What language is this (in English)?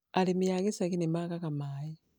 Kikuyu